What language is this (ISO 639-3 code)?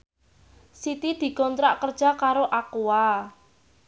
jav